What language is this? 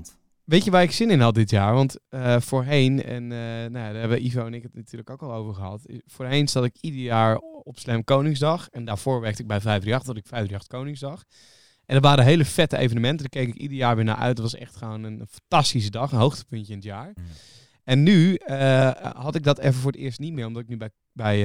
Dutch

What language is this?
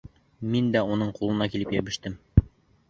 Bashkir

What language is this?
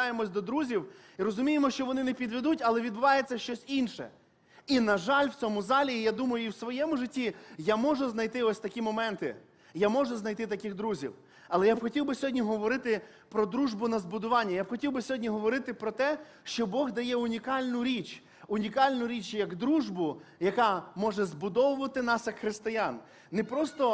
Ukrainian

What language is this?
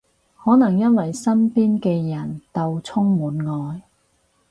Cantonese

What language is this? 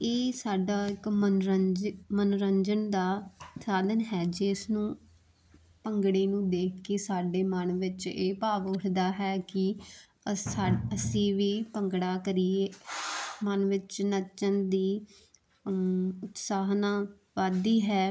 Punjabi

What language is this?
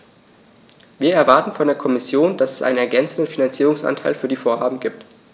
German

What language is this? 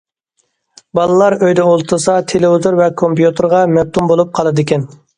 Uyghur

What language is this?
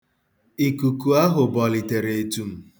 Igbo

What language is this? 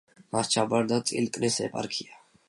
Georgian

